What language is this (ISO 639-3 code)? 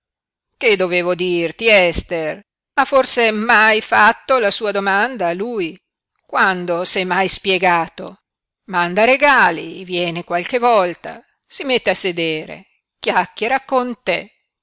ita